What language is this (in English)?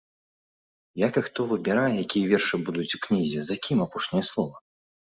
Belarusian